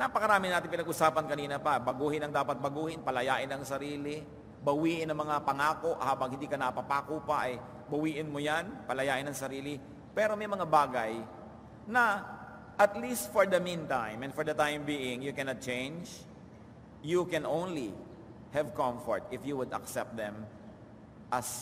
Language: Filipino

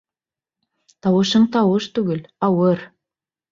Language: Bashkir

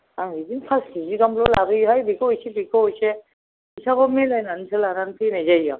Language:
Bodo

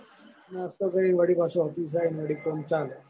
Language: Gujarati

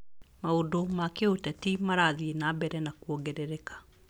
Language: Kikuyu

